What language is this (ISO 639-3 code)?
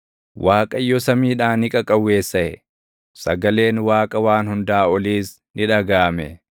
orm